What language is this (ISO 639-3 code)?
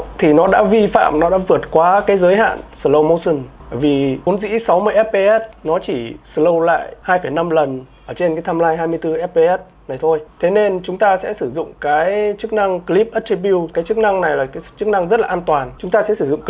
vie